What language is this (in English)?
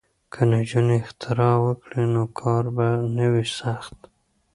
Pashto